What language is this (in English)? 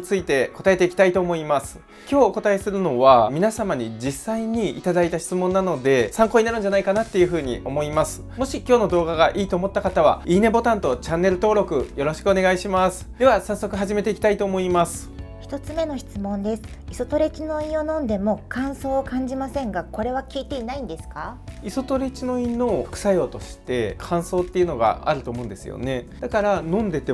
Japanese